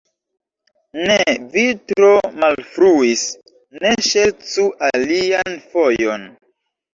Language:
Esperanto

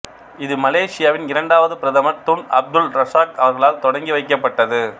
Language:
Tamil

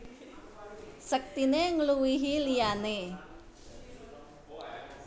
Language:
Javanese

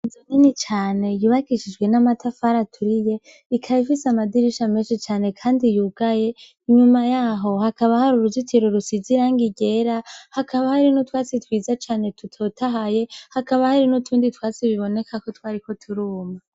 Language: Rundi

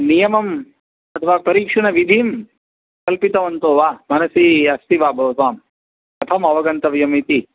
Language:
Sanskrit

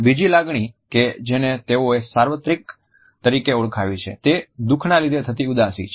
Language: Gujarati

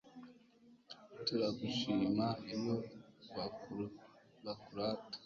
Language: Kinyarwanda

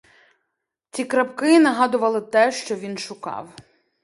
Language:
Ukrainian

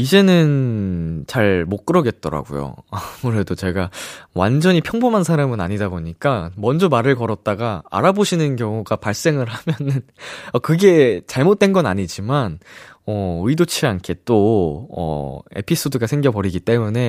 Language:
Korean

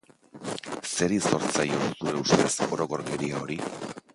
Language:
Basque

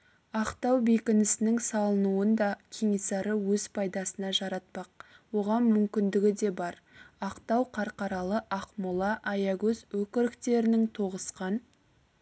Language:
Kazakh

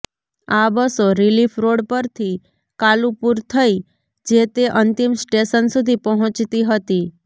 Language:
Gujarati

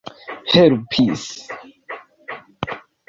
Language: Esperanto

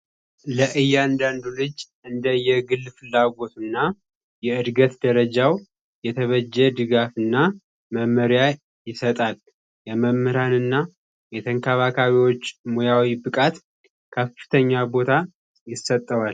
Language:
Amharic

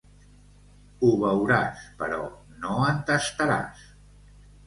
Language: Catalan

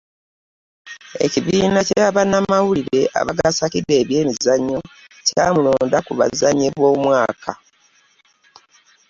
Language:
Ganda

